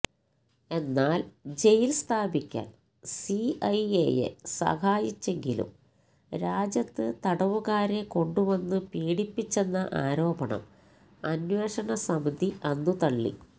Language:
Malayalam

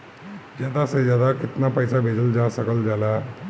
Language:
Bhojpuri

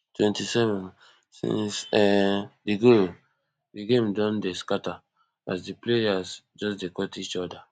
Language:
Nigerian Pidgin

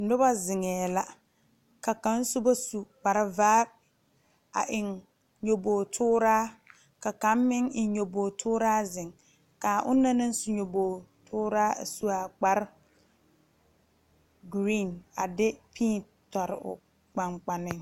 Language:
Southern Dagaare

